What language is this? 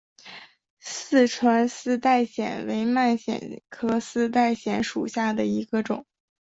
Chinese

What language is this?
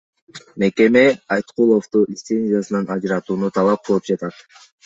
Kyrgyz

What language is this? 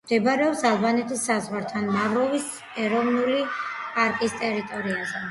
Georgian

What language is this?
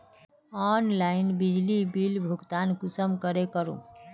Magahi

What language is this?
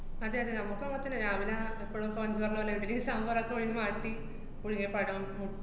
Malayalam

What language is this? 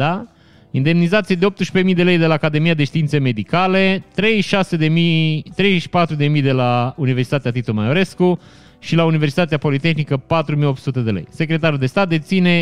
Romanian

